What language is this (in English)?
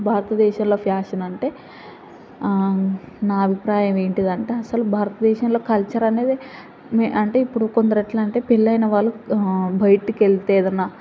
Telugu